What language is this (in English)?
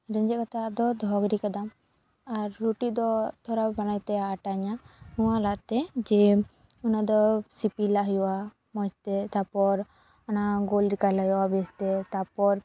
Santali